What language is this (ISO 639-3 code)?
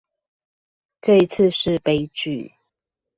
zho